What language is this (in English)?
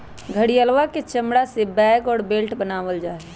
Magahi